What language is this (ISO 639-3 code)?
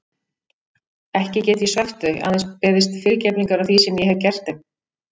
isl